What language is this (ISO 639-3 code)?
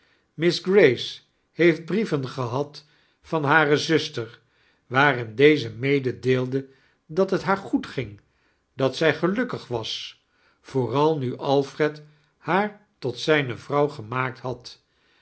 nld